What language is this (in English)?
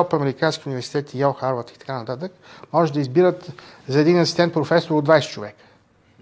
Bulgarian